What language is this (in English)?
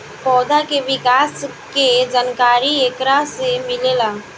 Bhojpuri